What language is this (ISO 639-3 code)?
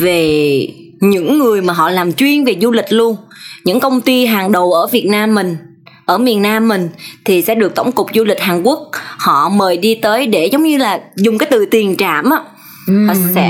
vie